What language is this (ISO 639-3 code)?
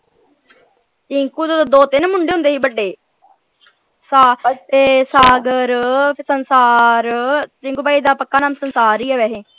pan